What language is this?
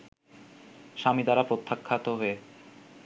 Bangla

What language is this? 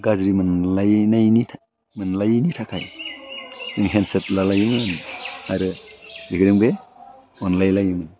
Bodo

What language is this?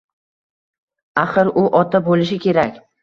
Uzbek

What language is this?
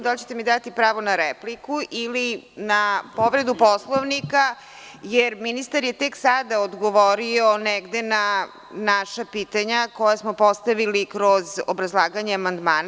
Serbian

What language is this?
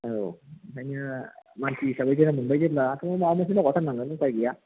Bodo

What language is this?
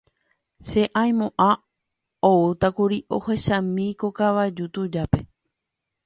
Guarani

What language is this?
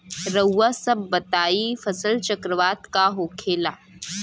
Bhojpuri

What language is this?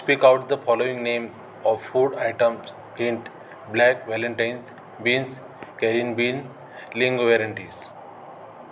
Marathi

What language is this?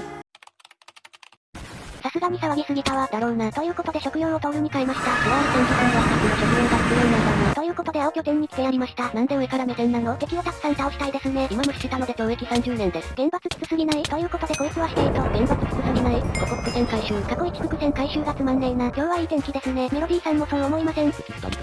Japanese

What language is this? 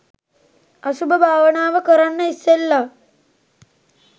Sinhala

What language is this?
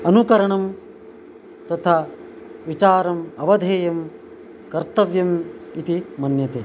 Sanskrit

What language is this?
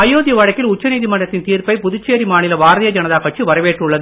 Tamil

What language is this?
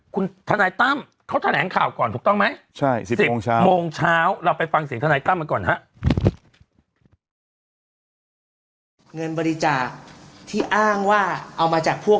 Thai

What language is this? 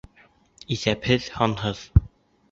Bashkir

